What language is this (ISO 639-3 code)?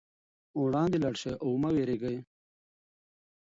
pus